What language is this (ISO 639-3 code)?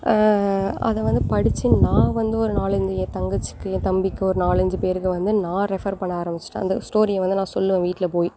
tam